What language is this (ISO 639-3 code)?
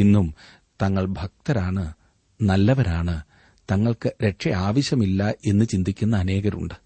mal